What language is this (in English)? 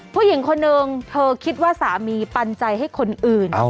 Thai